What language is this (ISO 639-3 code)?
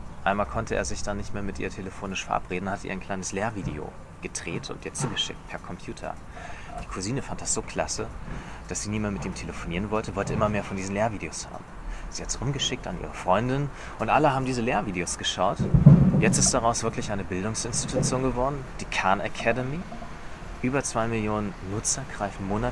deu